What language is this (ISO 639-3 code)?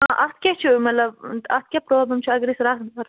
kas